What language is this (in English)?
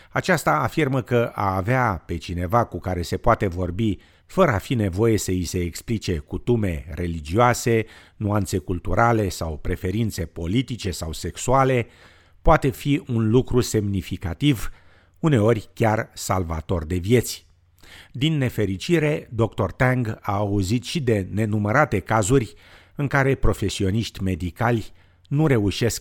Romanian